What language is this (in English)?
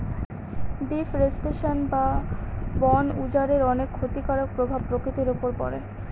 Bangla